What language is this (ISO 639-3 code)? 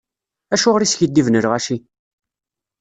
kab